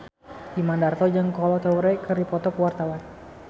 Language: Sundanese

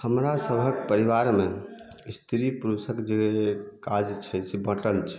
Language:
Maithili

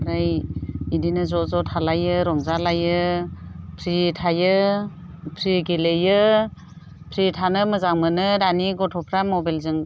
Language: Bodo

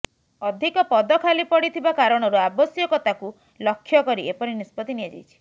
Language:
Odia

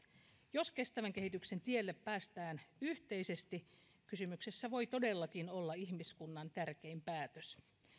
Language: Finnish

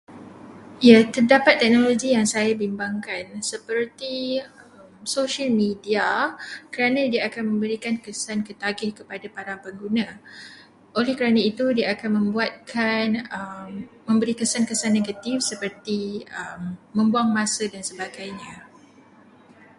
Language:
Malay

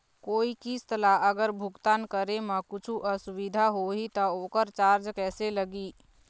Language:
Chhattisgarhi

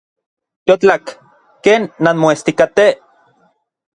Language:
Orizaba Nahuatl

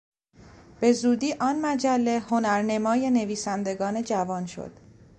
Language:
Persian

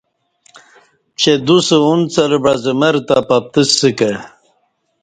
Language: Kati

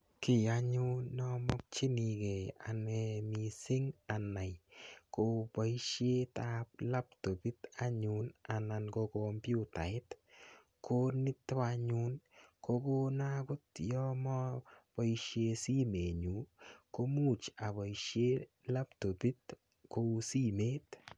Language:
Kalenjin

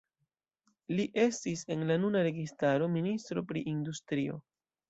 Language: Esperanto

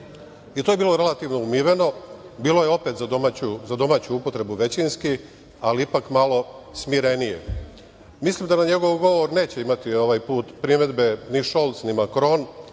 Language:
Serbian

